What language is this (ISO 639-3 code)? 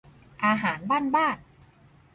tha